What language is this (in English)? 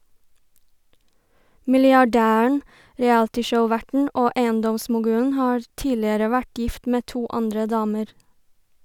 Norwegian